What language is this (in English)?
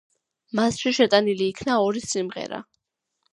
Georgian